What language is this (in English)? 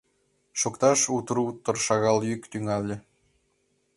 Mari